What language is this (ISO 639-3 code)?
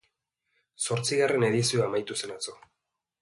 eus